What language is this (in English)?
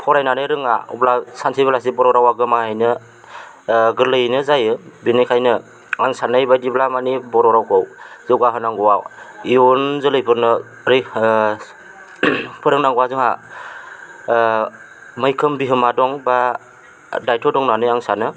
Bodo